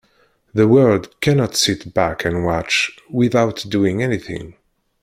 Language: English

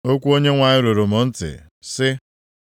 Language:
Igbo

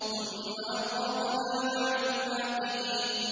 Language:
Arabic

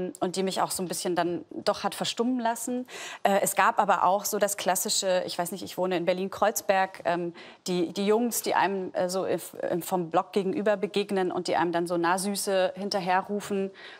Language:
German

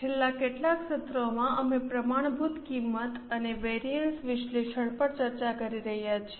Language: Gujarati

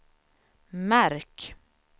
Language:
Swedish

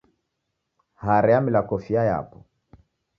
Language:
Taita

